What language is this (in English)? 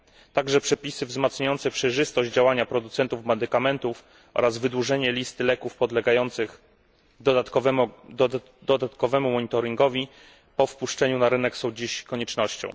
Polish